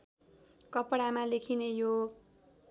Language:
Nepali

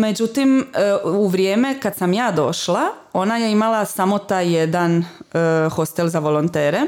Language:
Croatian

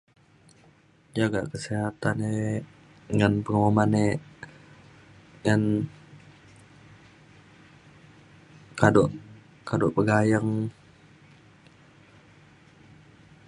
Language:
Mainstream Kenyah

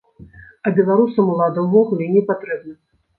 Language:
Belarusian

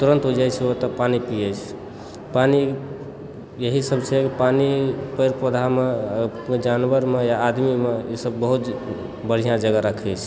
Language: Maithili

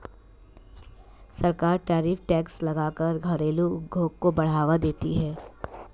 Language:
Hindi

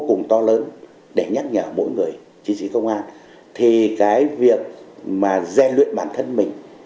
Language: Vietnamese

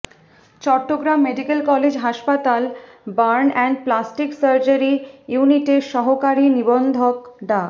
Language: Bangla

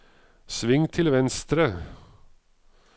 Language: Norwegian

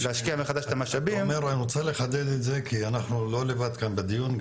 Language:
Hebrew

